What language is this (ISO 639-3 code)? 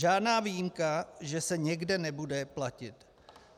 ces